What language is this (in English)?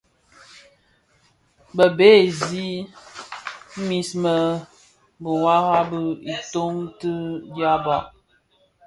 Bafia